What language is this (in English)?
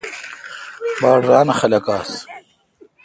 Kalkoti